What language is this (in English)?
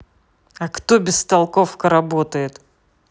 Russian